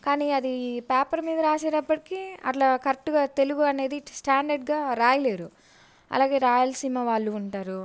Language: Telugu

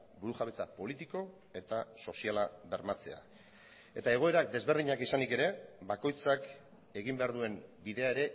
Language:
Basque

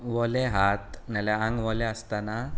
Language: Konkani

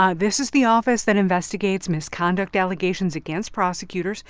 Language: English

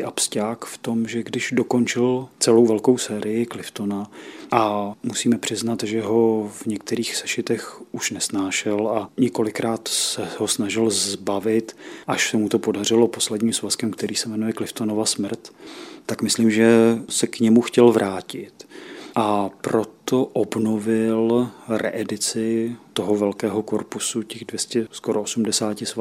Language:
Czech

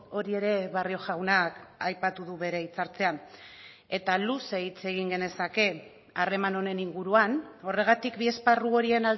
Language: Basque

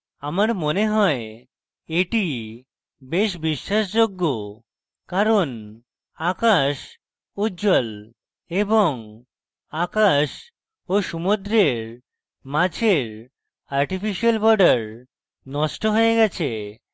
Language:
Bangla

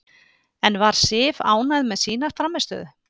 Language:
Icelandic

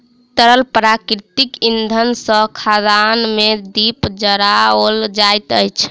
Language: Maithili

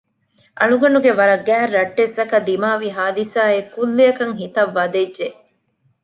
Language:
Divehi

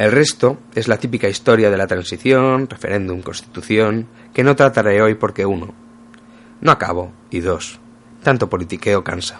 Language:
Spanish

